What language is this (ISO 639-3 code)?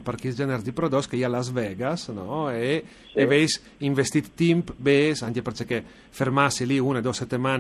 ita